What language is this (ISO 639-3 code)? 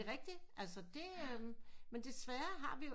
dan